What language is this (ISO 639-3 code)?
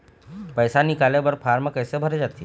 hne